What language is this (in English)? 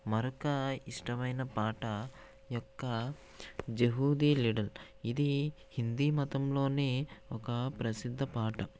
Telugu